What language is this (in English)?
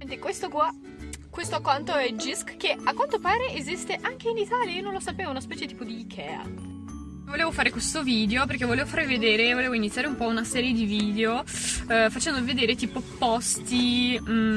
Italian